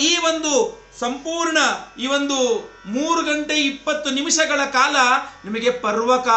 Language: Hindi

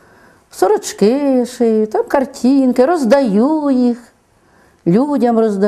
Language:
Ukrainian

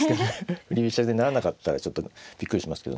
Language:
Japanese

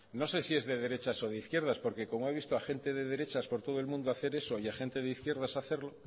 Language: Spanish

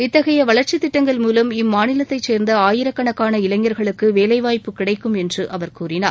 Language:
Tamil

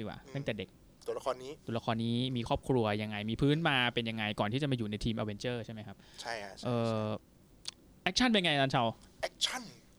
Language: Thai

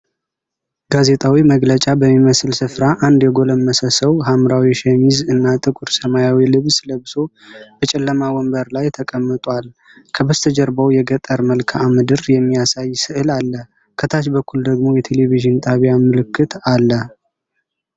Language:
Amharic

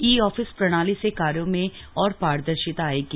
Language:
Hindi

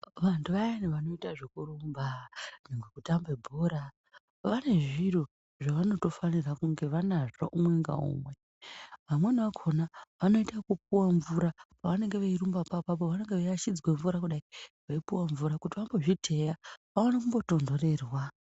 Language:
Ndau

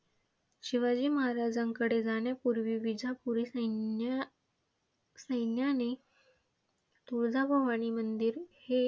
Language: Marathi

